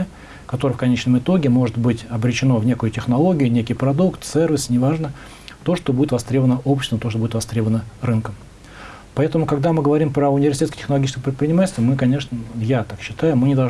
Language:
Russian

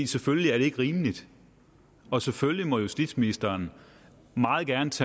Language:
Danish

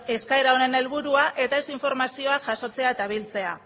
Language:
Basque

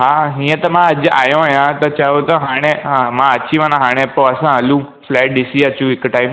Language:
Sindhi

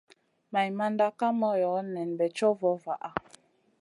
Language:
Masana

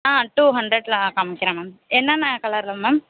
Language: Tamil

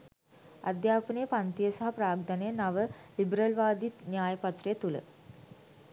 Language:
Sinhala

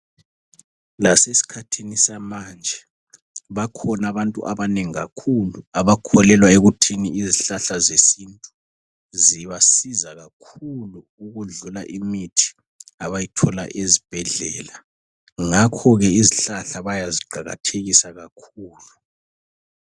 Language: North Ndebele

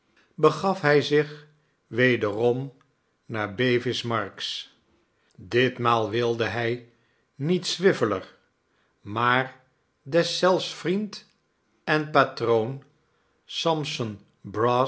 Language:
Dutch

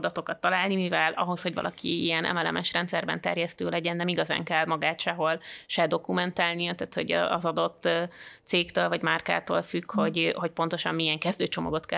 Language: Hungarian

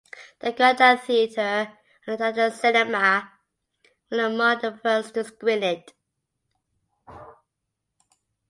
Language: English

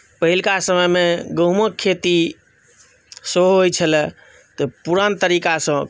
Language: Maithili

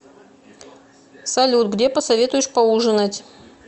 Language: Russian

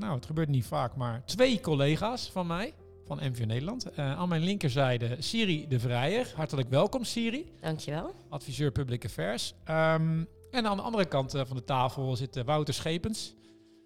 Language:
Dutch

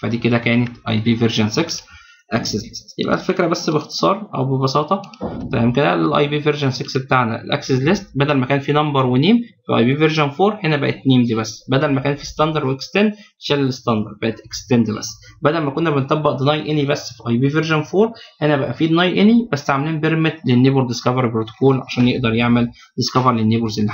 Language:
Arabic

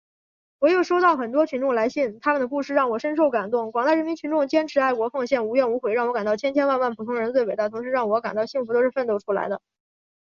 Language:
Chinese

